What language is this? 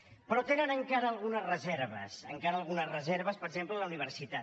Catalan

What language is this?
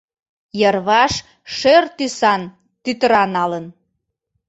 Mari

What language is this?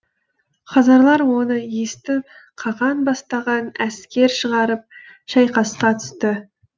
Kazakh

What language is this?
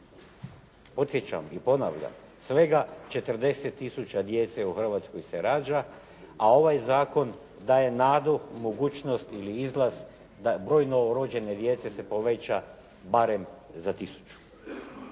Croatian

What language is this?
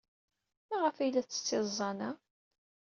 Kabyle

